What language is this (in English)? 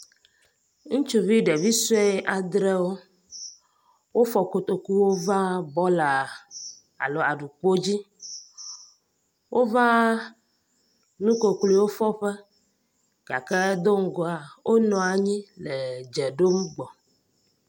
Ewe